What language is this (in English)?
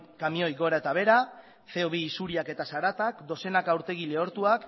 Basque